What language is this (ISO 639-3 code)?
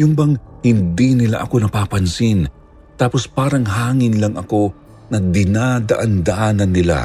fil